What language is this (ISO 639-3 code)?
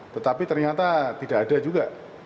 ind